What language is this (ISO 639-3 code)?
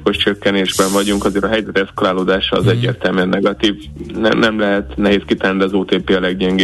hun